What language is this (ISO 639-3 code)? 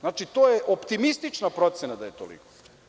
srp